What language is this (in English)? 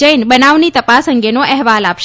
Gujarati